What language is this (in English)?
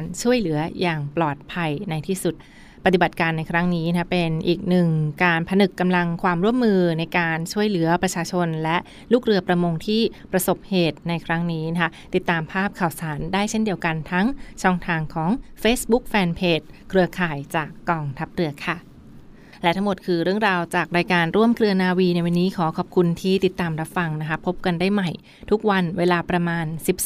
Thai